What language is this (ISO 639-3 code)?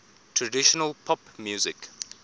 eng